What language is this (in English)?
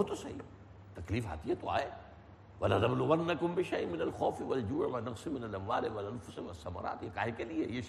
Urdu